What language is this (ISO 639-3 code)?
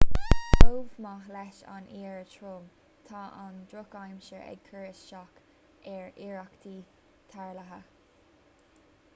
gle